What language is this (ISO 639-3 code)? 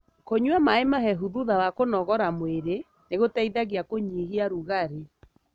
kik